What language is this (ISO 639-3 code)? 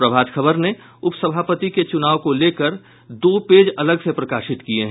hin